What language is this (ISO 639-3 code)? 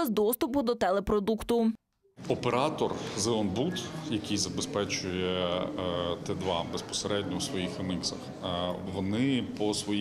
ukr